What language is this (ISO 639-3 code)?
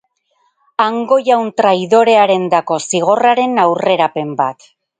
eus